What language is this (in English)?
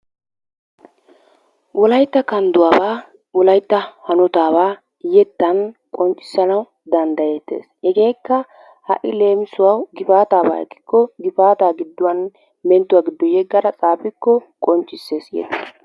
Wolaytta